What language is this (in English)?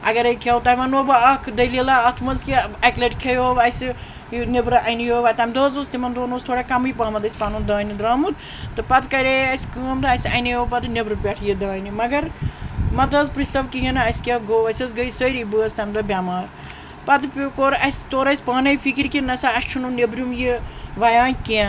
Kashmiri